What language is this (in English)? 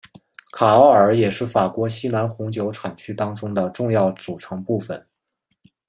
Chinese